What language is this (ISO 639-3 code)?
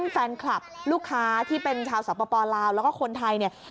tha